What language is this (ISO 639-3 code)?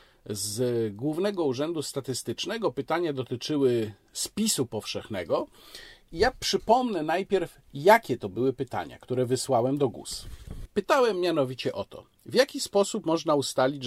pol